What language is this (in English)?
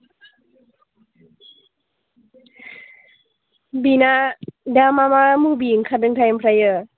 Bodo